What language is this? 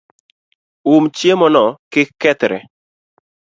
Luo (Kenya and Tanzania)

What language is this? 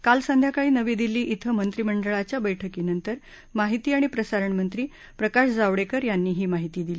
Marathi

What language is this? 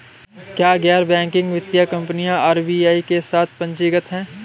Hindi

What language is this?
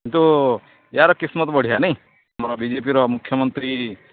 Odia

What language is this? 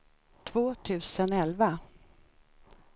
Swedish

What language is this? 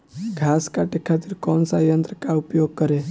Bhojpuri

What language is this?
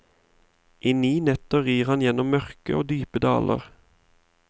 Norwegian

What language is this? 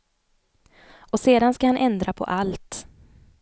Swedish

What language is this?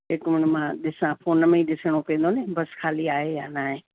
Sindhi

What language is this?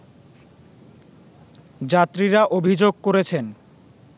Bangla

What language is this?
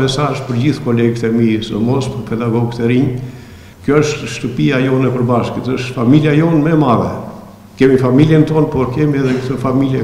Romanian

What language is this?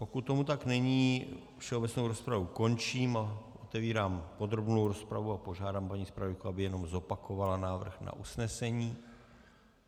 Czech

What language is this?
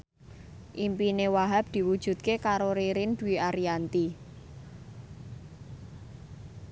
Javanese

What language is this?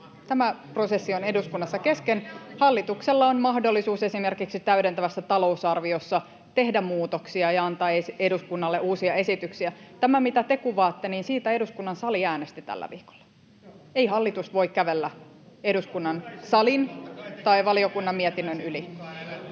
Finnish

